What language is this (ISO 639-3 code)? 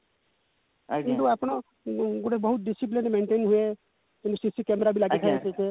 ori